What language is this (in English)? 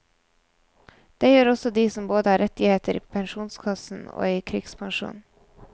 Norwegian